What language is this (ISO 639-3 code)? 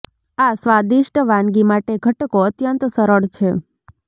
guj